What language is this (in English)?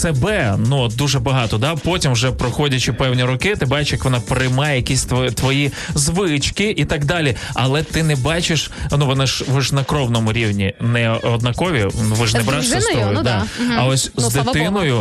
Ukrainian